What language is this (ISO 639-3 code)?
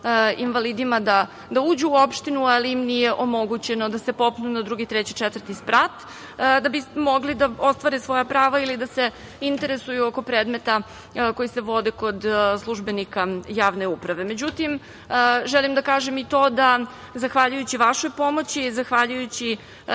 srp